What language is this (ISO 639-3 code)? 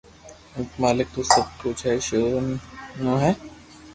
lrk